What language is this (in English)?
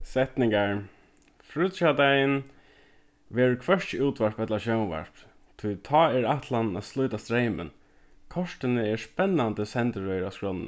Faroese